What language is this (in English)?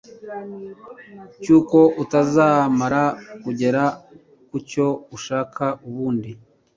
Kinyarwanda